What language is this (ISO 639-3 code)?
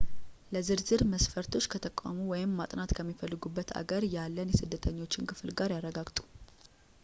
amh